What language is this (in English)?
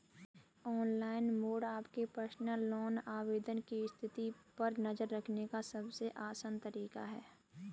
Hindi